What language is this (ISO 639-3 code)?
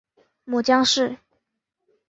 zho